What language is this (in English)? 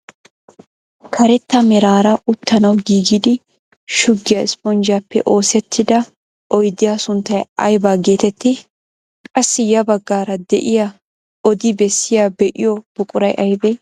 Wolaytta